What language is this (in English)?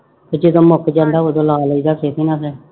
Punjabi